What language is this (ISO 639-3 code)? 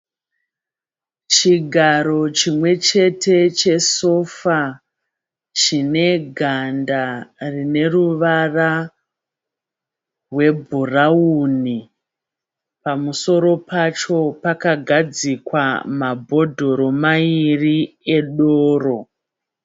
sna